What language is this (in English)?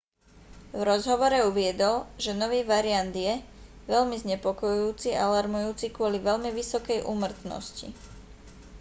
Slovak